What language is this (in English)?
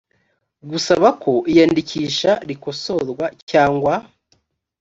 Kinyarwanda